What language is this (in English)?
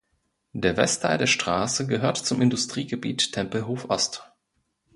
German